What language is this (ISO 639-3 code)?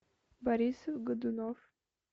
rus